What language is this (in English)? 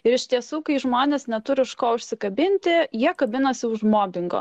Lithuanian